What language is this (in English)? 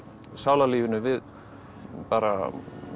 Icelandic